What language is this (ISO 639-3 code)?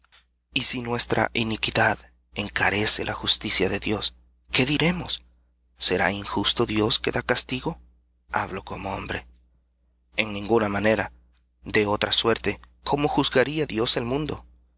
spa